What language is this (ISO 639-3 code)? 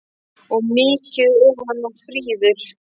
isl